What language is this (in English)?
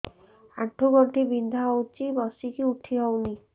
Odia